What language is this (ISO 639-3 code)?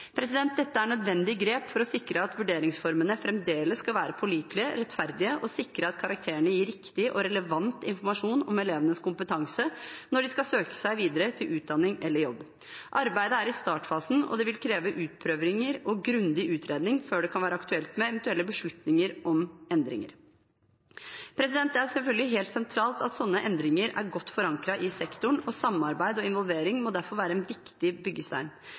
nob